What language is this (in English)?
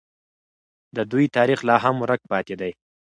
Pashto